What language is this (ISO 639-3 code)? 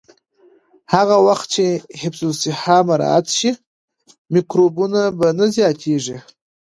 pus